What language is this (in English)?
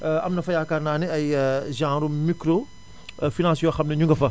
Wolof